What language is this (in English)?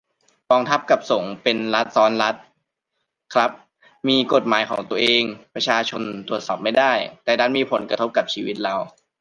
Thai